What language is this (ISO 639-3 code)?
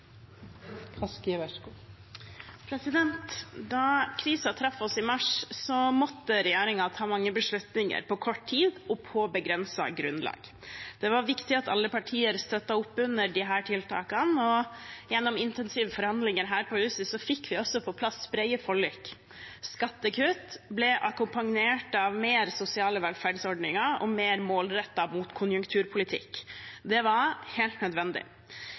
nob